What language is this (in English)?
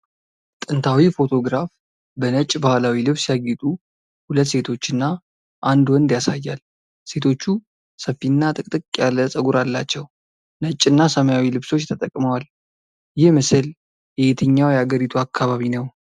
Amharic